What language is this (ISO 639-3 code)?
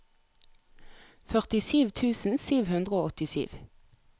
nor